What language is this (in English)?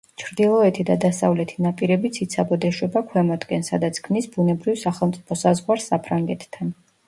Georgian